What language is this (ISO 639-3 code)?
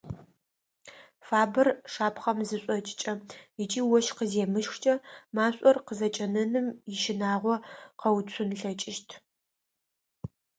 ady